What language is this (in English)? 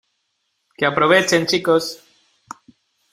Spanish